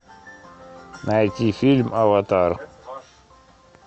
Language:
Russian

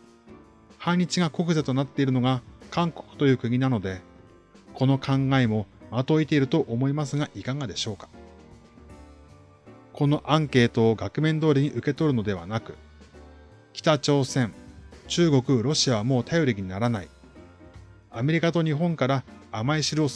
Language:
Japanese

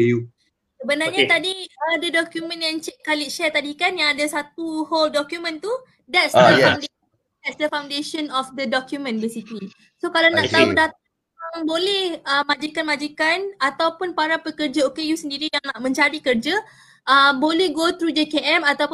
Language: Malay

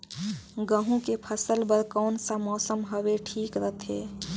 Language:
Chhattisgarhi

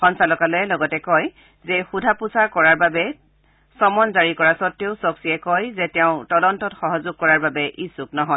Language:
Assamese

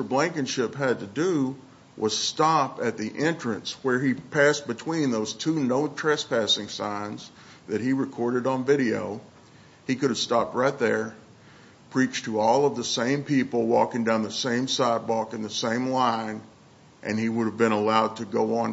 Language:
English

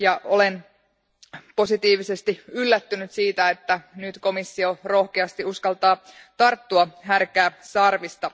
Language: Finnish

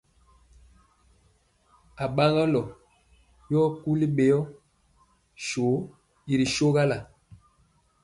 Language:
Mpiemo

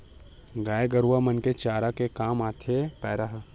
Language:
Chhattisgarhi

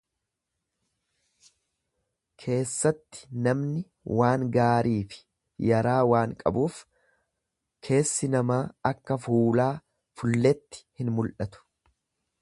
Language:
Oromo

